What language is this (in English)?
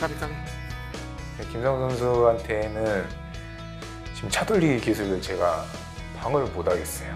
Korean